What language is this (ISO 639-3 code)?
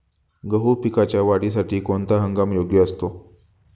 mar